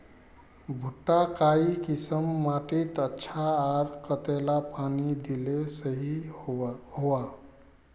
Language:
Magahi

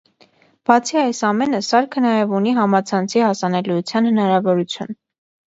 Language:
Armenian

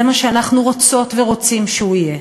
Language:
Hebrew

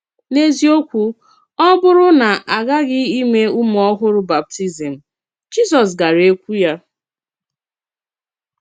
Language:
Igbo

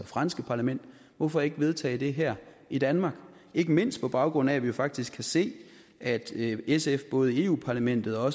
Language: Danish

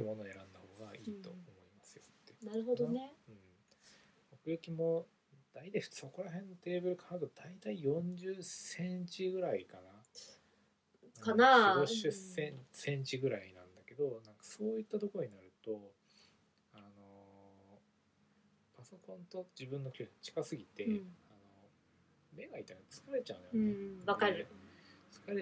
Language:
Japanese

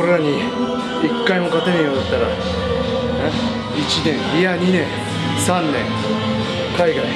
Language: Japanese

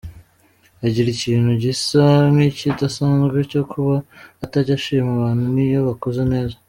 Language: Kinyarwanda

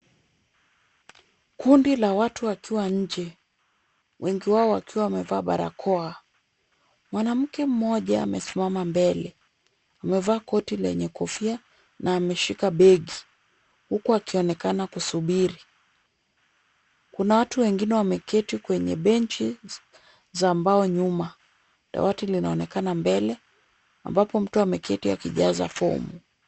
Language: Swahili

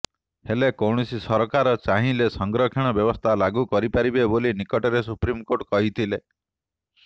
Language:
Odia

